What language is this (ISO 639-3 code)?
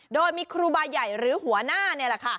tha